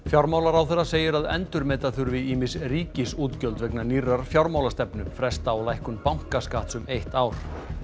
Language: Icelandic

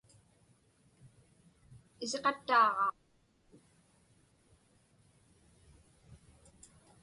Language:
Inupiaq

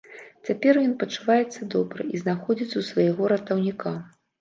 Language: Belarusian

